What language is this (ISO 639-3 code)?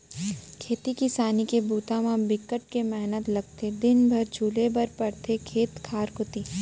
hne